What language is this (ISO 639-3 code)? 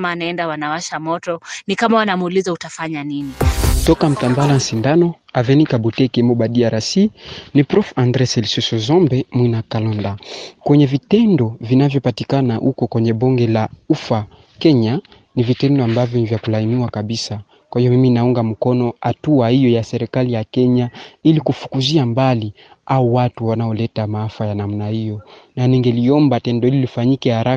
swa